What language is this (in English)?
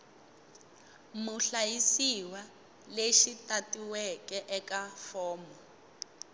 Tsonga